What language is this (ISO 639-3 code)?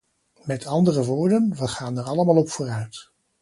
nld